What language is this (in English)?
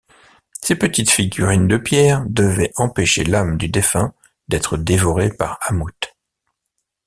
French